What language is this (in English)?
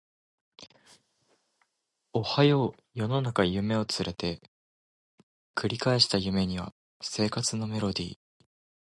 Japanese